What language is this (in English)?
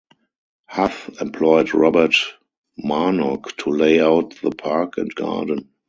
English